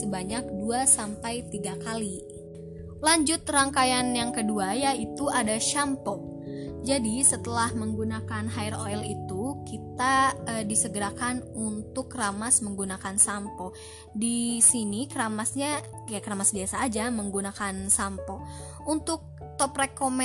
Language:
Indonesian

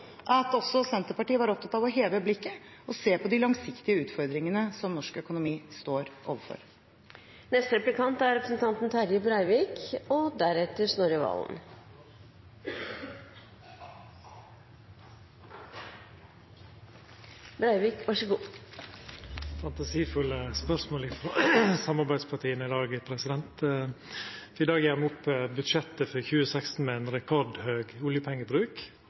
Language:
Norwegian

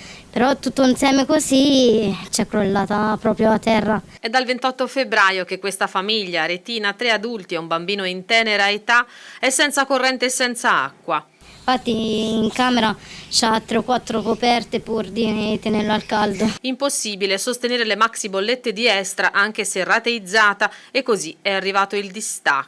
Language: Italian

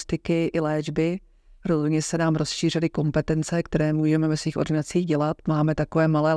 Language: Czech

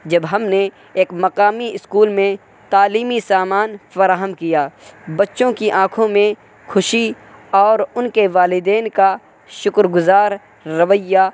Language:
Urdu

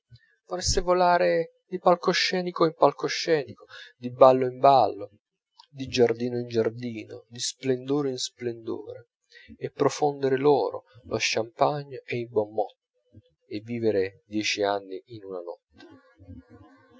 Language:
Italian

